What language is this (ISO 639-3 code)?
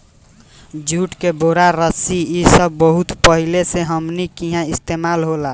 bho